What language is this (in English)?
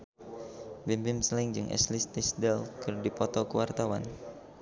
Sundanese